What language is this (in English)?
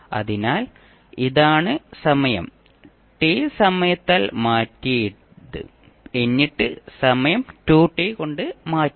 Malayalam